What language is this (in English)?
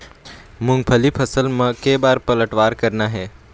Chhattisgarhi